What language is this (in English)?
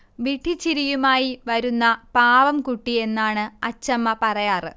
Malayalam